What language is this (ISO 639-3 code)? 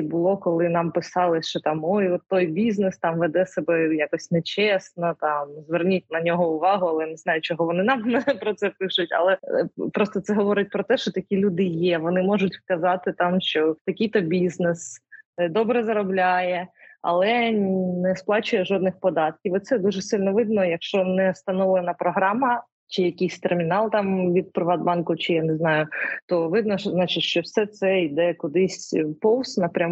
ukr